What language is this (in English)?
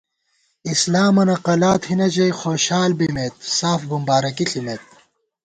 Gawar-Bati